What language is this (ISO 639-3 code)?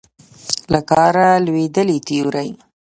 pus